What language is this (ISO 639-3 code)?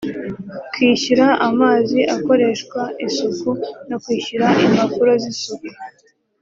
kin